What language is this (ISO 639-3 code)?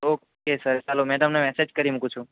guj